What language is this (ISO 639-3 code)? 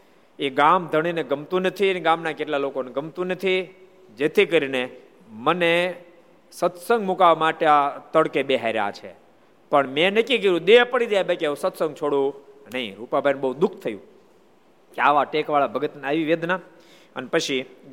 guj